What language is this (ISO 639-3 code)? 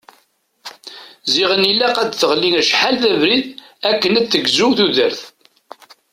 kab